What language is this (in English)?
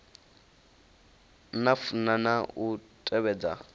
Venda